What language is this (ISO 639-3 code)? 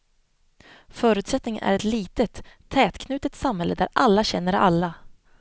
swe